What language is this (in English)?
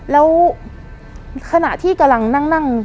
Thai